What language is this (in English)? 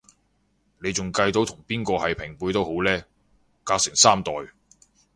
Cantonese